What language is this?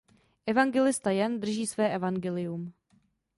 Czech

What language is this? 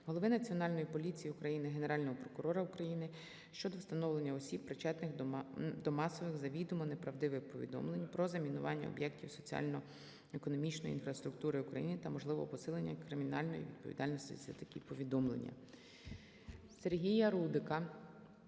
Ukrainian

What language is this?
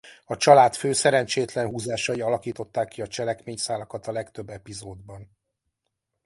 Hungarian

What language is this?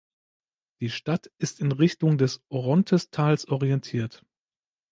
German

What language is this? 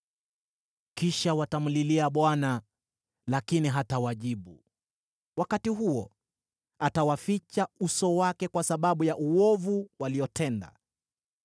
Swahili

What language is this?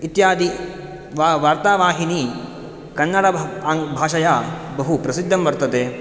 Sanskrit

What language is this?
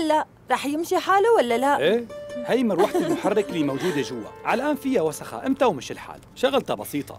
Arabic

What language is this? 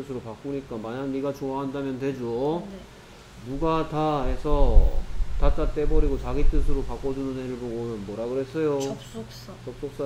Korean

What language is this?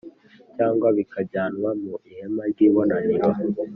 Kinyarwanda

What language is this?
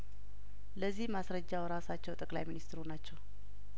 Amharic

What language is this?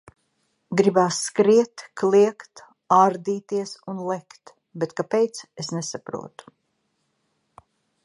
Latvian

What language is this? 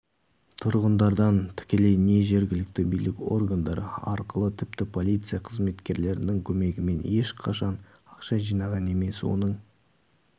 Kazakh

